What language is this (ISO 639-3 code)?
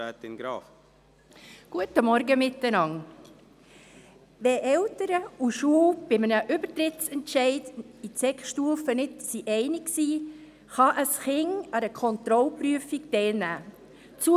gsw